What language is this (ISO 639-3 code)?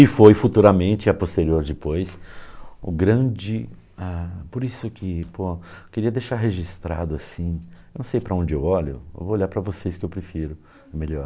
por